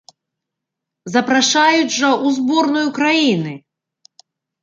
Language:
Belarusian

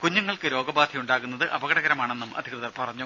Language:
Malayalam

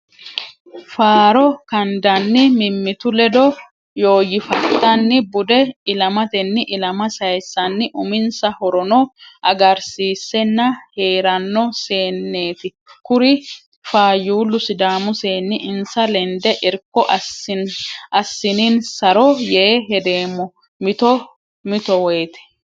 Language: Sidamo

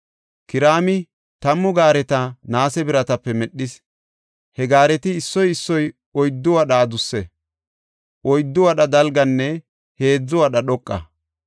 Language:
Gofa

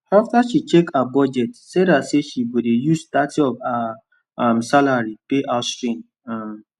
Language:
Nigerian Pidgin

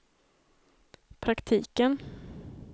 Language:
Swedish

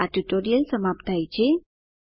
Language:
Gujarati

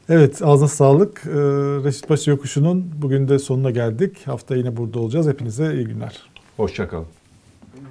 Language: Turkish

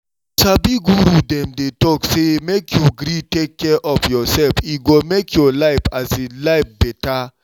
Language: Nigerian Pidgin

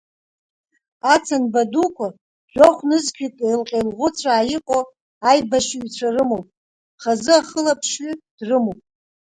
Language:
Abkhazian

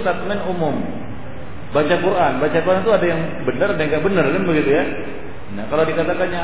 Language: Malay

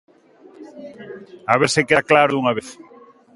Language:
Galician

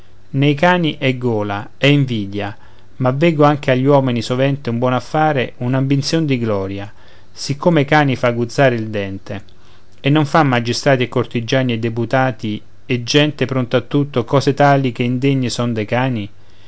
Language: Italian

